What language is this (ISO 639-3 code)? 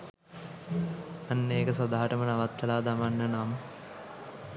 sin